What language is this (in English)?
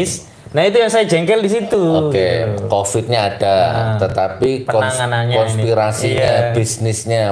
Indonesian